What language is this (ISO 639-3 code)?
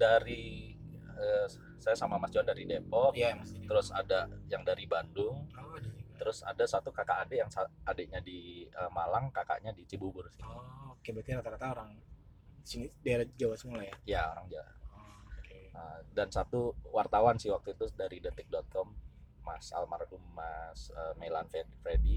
ind